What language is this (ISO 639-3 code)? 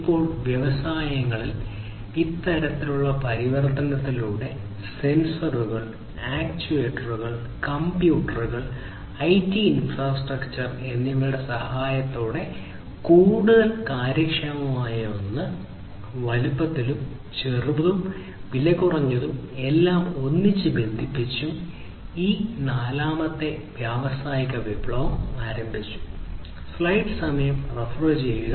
mal